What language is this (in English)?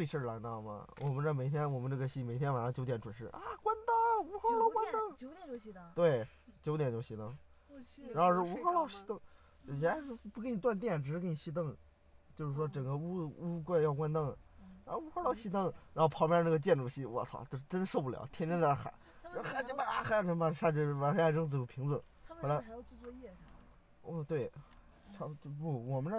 Chinese